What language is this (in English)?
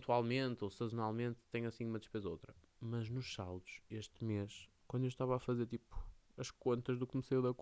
Portuguese